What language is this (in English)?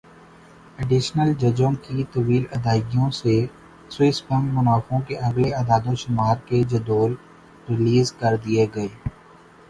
Urdu